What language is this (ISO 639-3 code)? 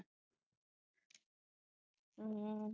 pan